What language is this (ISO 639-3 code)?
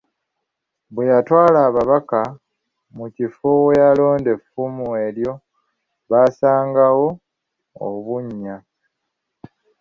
lug